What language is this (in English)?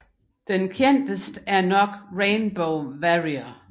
Danish